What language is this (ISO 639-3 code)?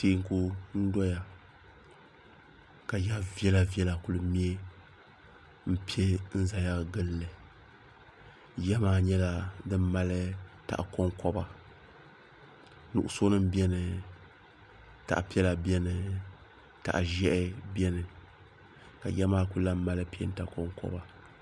dag